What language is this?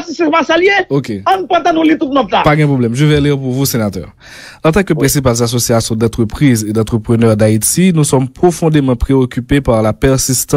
French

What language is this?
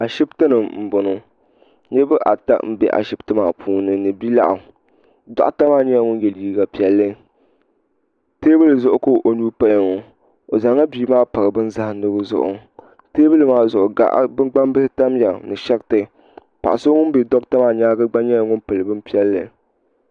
Dagbani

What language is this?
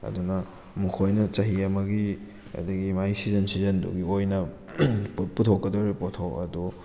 Manipuri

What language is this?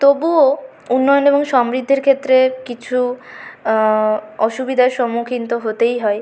Bangla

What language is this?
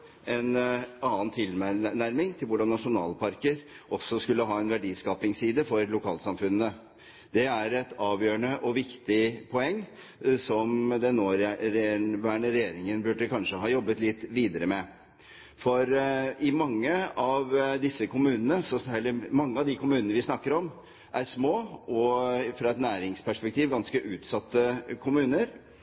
Norwegian Bokmål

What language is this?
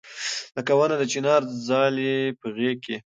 Pashto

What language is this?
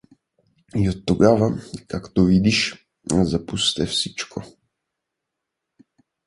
Bulgarian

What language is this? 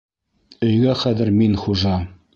Bashkir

